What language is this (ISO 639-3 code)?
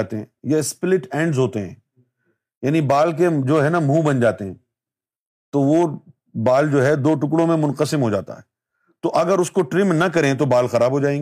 urd